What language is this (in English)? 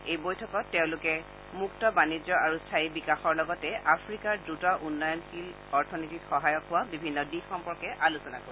Assamese